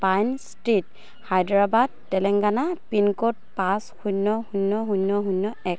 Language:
Assamese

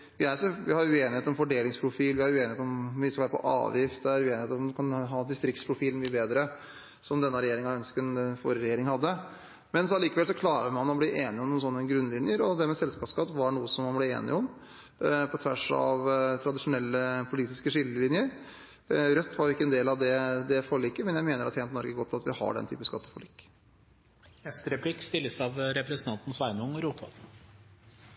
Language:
Norwegian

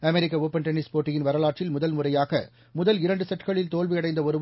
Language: Tamil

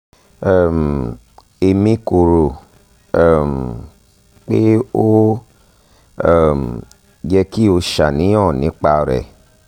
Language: Yoruba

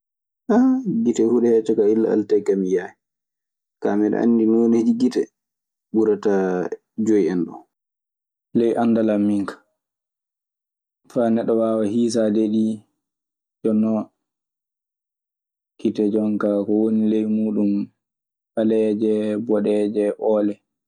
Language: Maasina Fulfulde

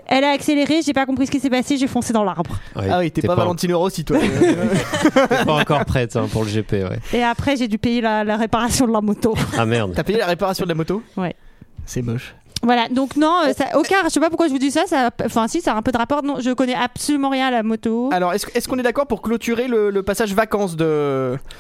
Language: French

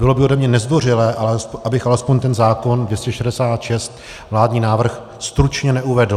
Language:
Czech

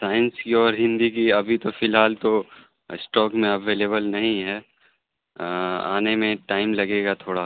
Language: Urdu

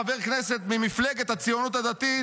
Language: Hebrew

